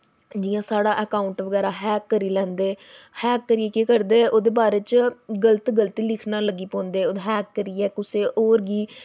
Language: Dogri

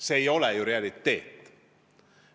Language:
Estonian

